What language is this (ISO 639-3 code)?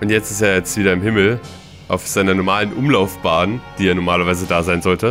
deu